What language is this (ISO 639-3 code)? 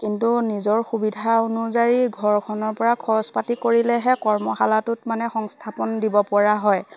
asm